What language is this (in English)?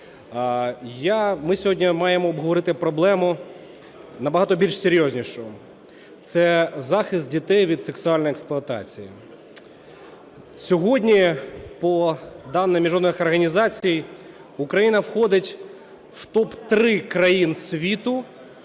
Ukrainian